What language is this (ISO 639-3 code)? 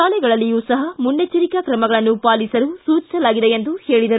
kan